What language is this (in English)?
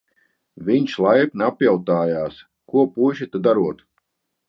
Latvian